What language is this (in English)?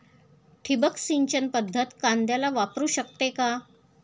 Marathi